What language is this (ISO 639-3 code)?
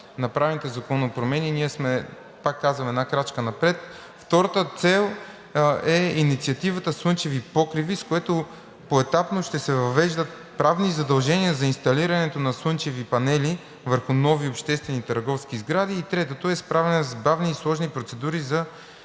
bul